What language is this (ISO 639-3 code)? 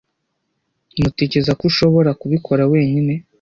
kin